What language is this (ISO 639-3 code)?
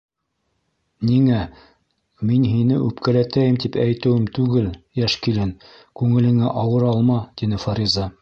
bak